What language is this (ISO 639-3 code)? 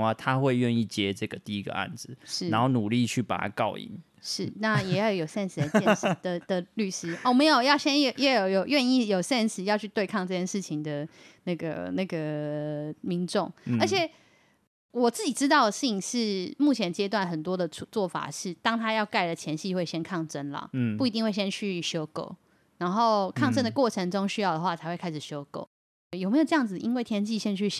zho